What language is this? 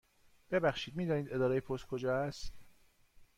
Persian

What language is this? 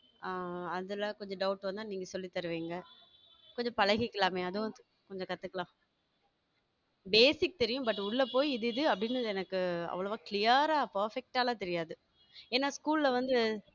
Tamil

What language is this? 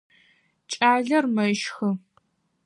Adyghe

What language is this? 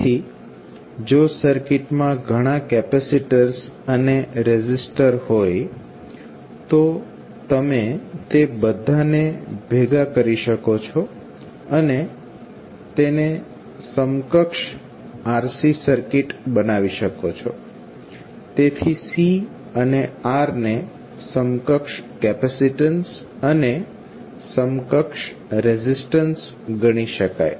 Gujarati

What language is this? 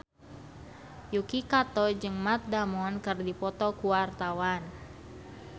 Sundanese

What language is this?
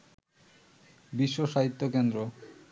Bangla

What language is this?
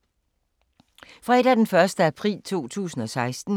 Danish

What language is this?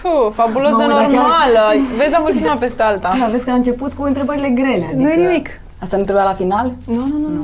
Romanian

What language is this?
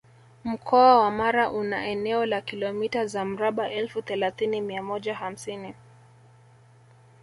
Swahili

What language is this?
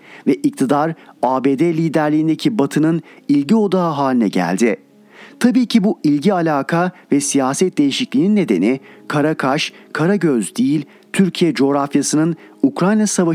Turkish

